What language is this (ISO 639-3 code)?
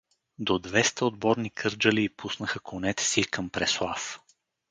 bul